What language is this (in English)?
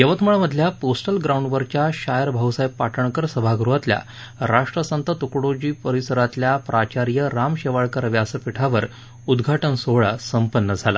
Marathi